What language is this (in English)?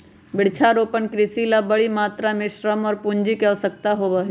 Magahi